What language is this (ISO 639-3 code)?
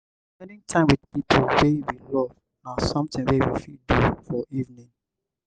pcm